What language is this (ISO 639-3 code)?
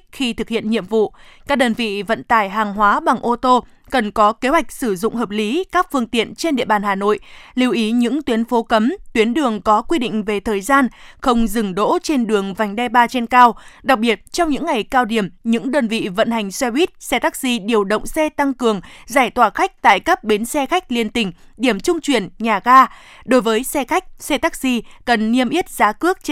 vie